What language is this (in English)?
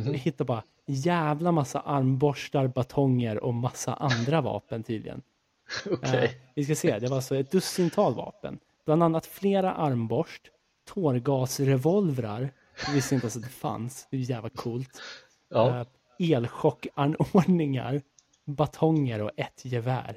Swedish